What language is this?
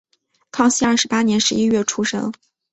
Chinese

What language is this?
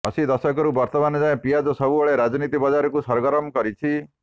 Odia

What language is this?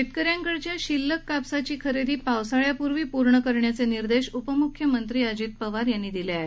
Marathi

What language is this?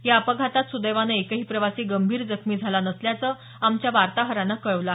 Marathi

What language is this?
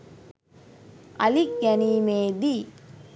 Sinhala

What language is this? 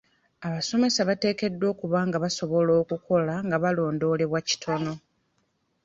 Ganda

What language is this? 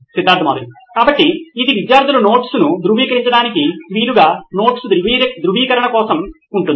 Telugu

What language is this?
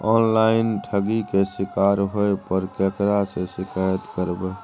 Maithili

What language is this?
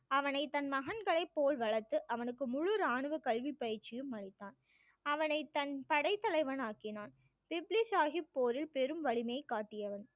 Tamil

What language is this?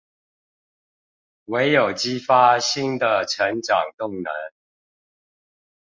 Chinese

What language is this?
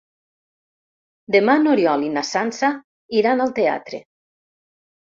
Catalan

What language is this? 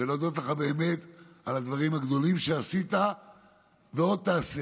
Hebrew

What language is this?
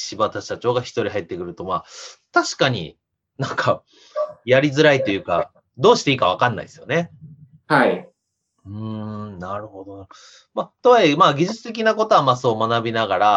Japanese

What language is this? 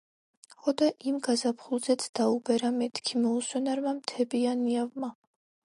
Georgian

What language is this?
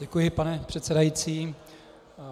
Czech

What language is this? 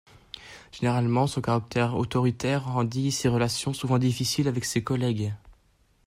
French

